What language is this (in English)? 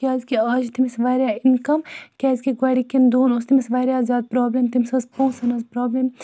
Kashmiri